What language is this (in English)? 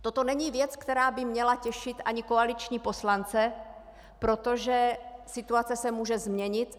Czech